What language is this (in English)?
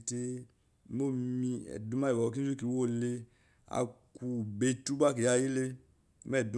Eloyi